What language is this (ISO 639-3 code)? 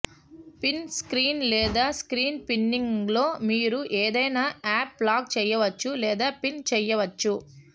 tel